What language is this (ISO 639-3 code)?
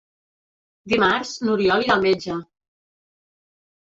cat